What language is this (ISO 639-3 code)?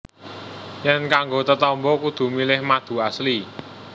jav